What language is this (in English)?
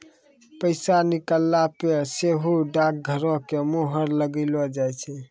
Maithili